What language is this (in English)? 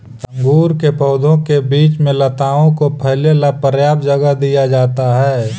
Magahi